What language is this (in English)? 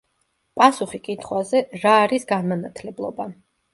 Georgian